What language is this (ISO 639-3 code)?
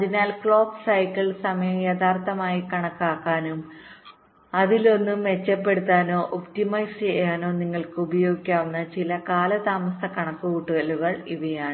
mal